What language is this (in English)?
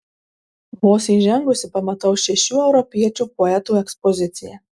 Lithuanian